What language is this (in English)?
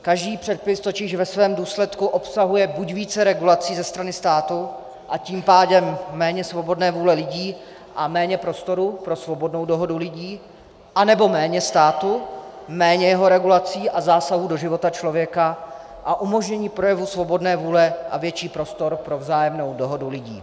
Czech